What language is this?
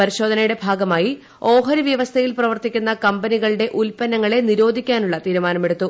Malayalam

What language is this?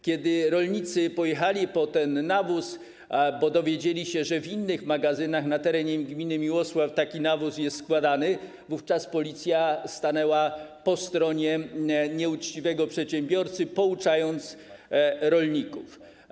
Polish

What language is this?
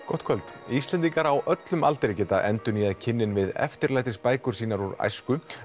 Icelandic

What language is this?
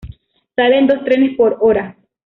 Spanish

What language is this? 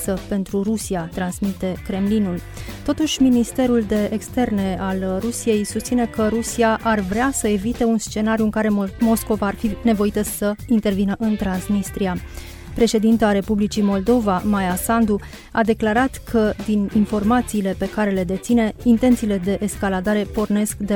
Romanian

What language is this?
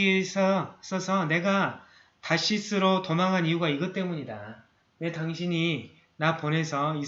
Korean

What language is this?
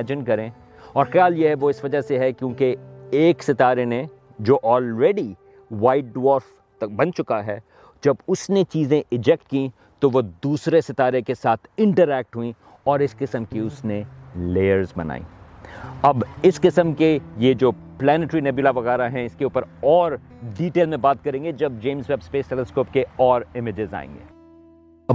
Urdu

